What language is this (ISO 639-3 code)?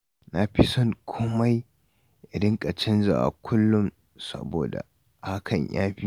hau